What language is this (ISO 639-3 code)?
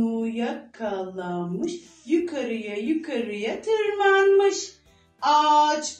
tur